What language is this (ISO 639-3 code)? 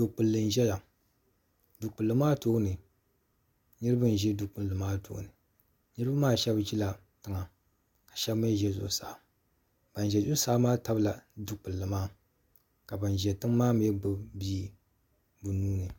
dag